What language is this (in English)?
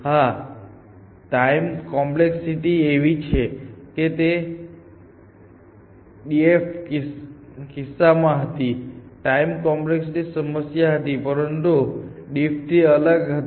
Gujarati